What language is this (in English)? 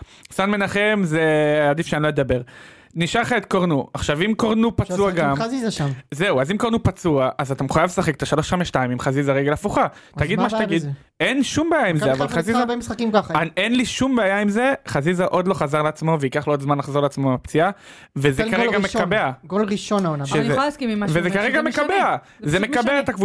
Hebrew